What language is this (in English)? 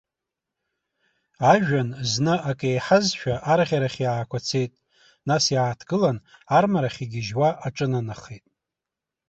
Abkhazian